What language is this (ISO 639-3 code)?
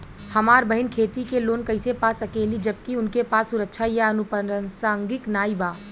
bho